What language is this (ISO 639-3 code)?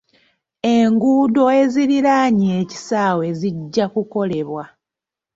lug